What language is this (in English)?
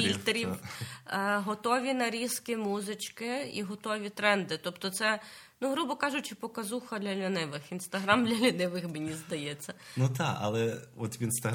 Ukrainian